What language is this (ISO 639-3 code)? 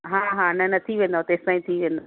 snd